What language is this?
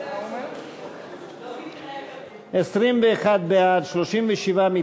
Hebrew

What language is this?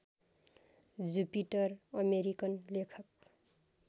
Nepali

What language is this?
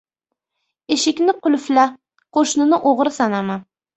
Uzbek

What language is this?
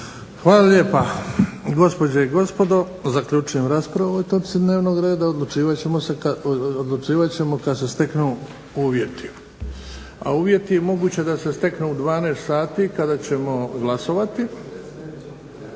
Croatian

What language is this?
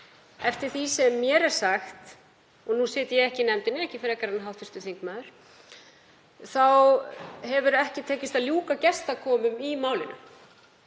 Icelandic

